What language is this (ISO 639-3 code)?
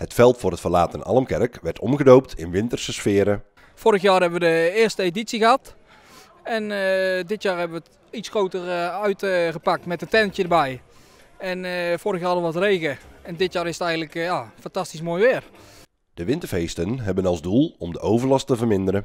nld